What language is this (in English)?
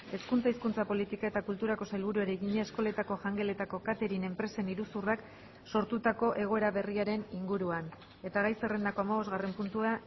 Basque